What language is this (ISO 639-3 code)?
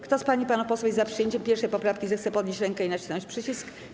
pol